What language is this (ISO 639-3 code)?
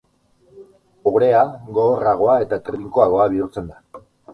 eus